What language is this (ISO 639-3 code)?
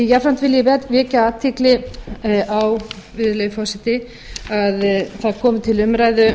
isl